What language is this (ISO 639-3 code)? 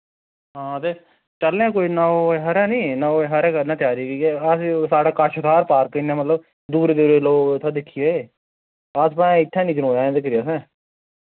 doi